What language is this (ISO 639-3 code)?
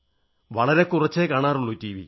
mal